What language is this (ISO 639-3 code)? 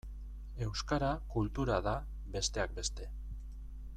eus